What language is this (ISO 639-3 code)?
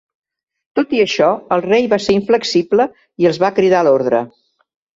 cat